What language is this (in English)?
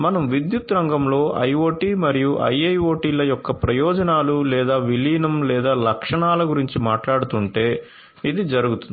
Telugu